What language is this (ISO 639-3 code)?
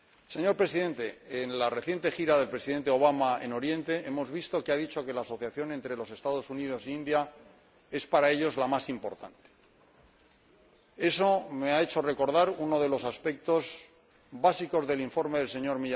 spa